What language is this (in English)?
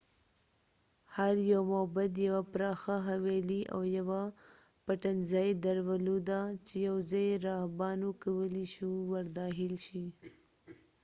Pashto